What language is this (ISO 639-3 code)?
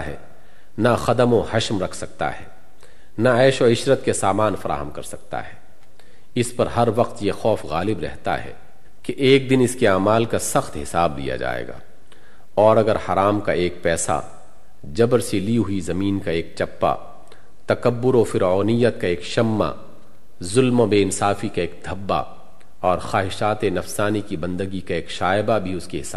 urd